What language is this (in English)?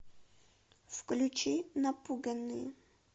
Russian